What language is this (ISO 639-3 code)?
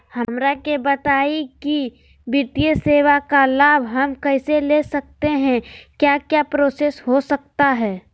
mag